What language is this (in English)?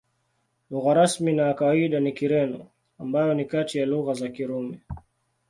Swahili